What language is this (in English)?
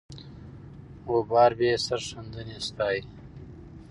Pashto